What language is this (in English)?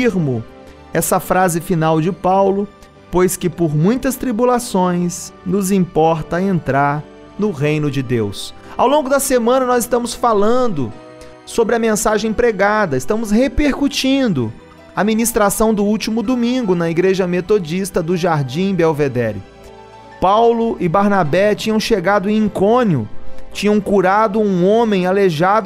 Portuguese